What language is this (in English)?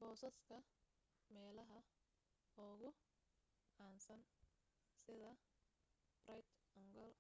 Somali